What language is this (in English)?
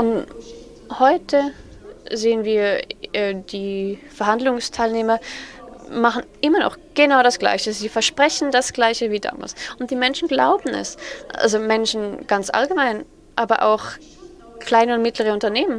German